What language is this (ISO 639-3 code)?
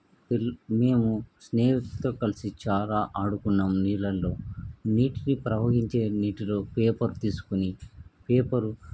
tel